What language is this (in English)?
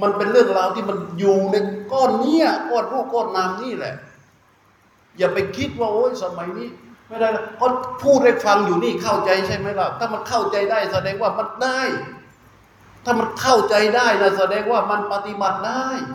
Thai